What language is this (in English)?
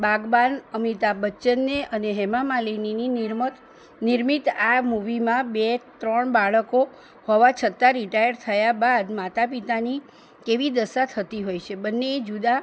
Gujarati